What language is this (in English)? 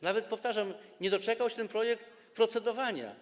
Polish